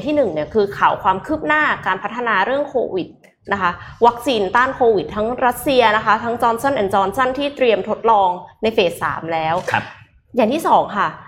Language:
Thai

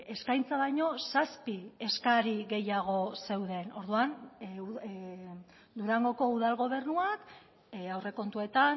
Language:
Basque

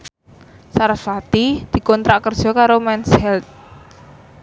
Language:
Javanese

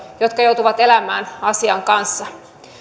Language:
Finnish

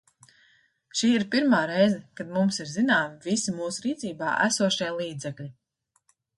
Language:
Latvian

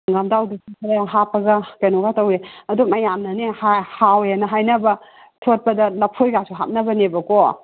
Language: Manipuri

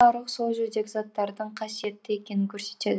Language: Kazakh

